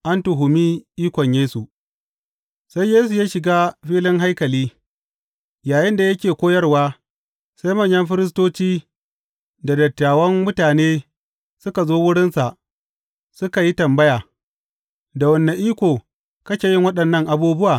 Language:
Hausa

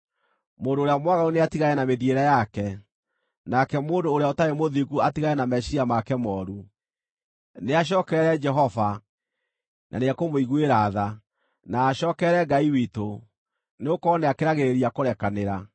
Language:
Kikuyu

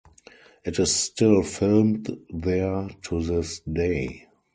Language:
English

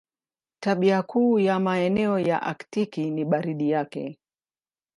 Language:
Swahili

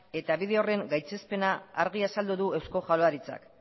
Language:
Basque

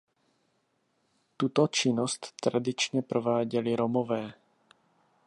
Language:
Czech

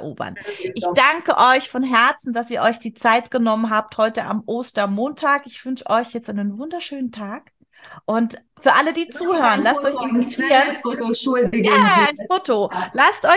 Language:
German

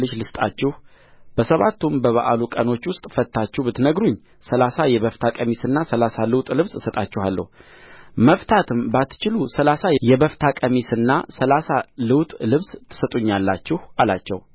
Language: Amharic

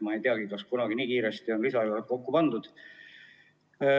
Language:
Estonian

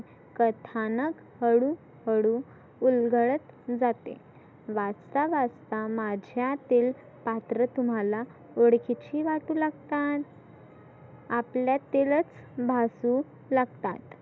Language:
Marathi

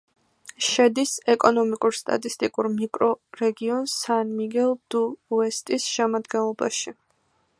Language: Georgian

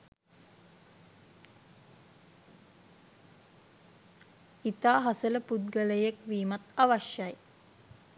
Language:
Sinhala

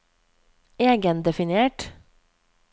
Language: Norwegian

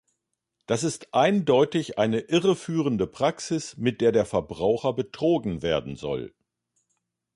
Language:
German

